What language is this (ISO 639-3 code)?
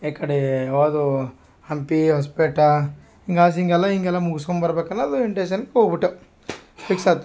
kan